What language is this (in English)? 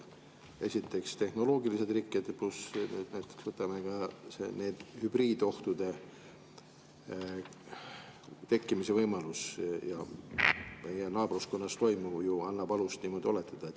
Estonian